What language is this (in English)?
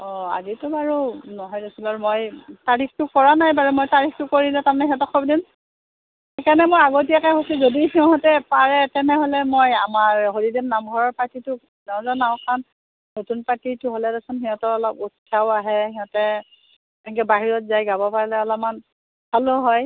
Assamese